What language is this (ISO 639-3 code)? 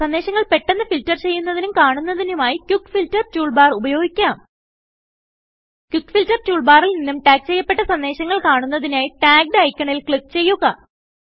mal